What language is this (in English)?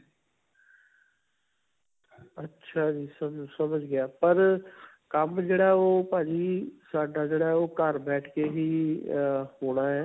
Punjabi